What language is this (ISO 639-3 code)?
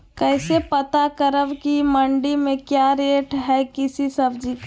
mag